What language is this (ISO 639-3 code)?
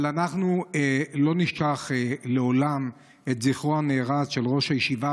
heb